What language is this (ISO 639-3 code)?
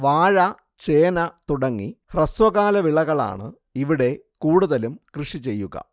mal